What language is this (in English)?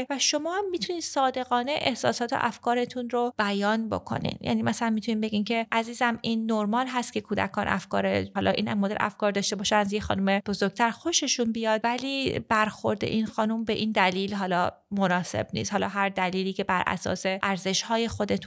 Persian